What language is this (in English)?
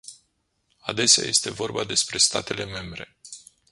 Romanian